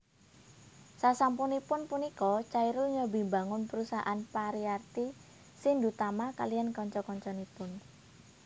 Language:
Javanese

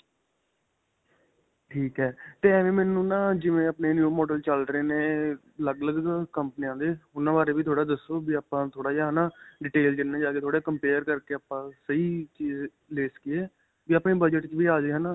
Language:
Punjabi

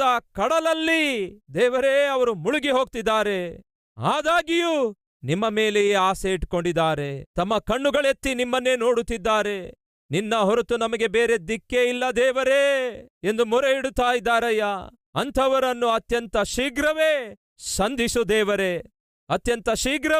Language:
Kannada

